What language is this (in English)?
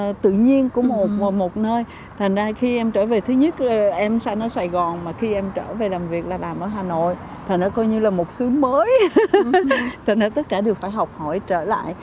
Vietnamese